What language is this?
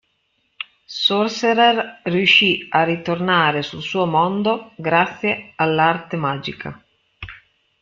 Italian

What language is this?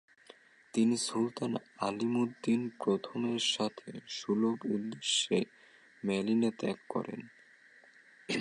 Bangla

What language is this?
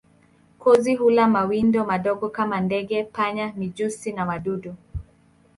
Swahili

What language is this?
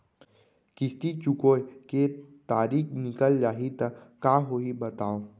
Chhattisgarhi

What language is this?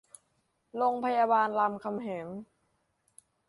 Thai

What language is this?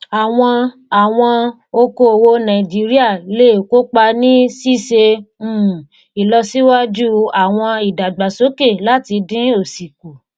Yoruba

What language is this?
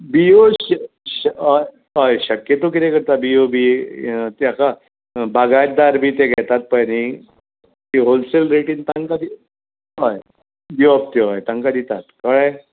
Konkani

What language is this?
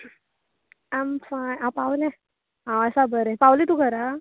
Konkani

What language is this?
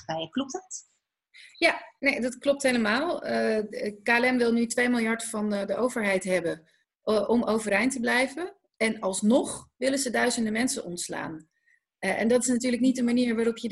Dutch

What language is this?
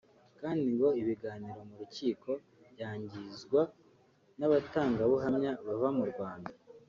Kinyarwanda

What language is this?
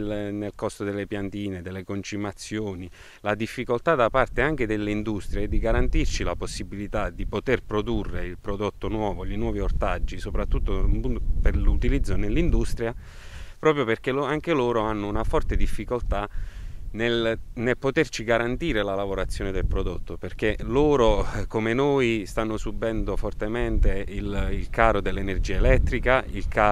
Italian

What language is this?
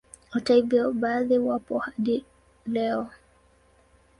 Swahili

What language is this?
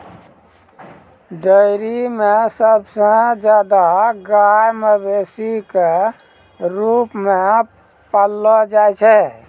Maithili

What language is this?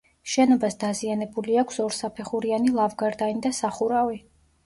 Georgian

